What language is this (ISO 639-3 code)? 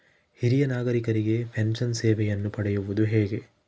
kan